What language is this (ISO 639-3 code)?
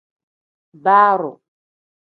kdh